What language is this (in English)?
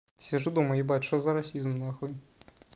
Russian